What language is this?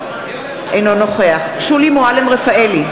Hebrew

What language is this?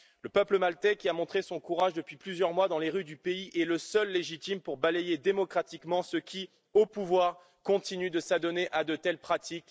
French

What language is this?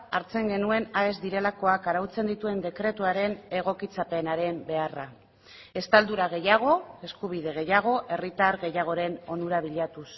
Basque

